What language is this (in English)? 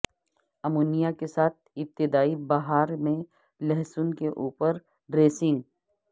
Urdu